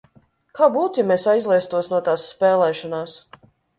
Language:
Latvian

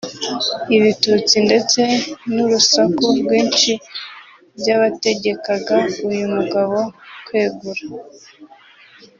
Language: Kinyarwanda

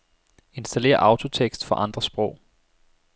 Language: Danish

